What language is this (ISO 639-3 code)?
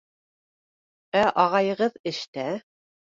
bak